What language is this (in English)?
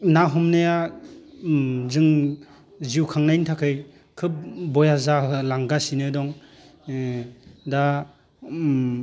Bodo